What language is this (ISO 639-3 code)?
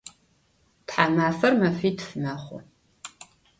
ady